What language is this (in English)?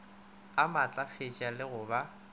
Northern Sotho